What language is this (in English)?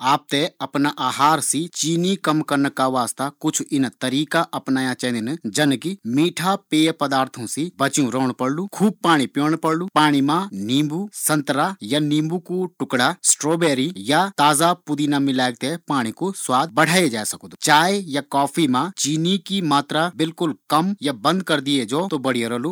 Garhwali